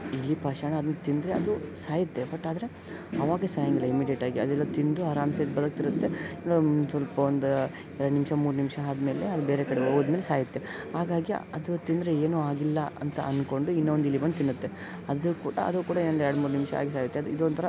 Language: Kannada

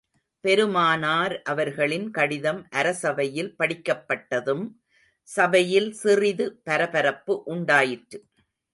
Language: Tamil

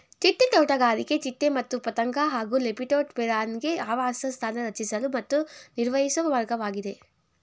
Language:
Kannada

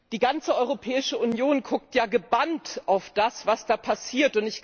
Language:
German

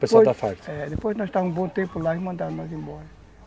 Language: Portuguese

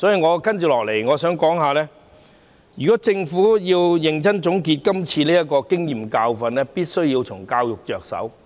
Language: Cantonese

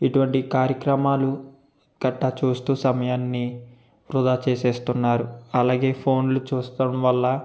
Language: Telugu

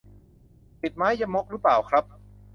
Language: Thai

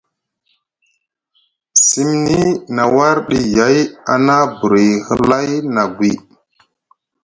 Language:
Musgu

